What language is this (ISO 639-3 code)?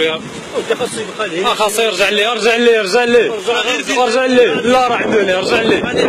ara